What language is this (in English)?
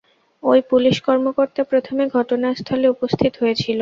Bangla